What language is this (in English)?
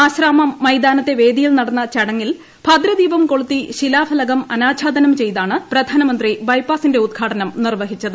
Malayalam